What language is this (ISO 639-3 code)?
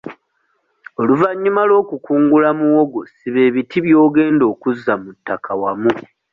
lug